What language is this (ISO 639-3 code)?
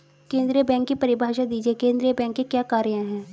hin